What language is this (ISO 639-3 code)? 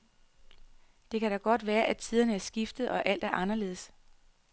dan